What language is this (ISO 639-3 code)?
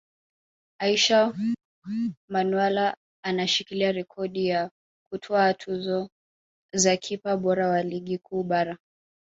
swa